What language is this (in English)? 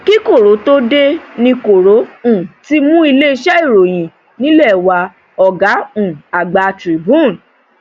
Yoruba